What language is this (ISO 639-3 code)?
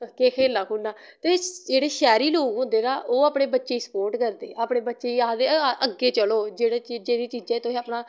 doi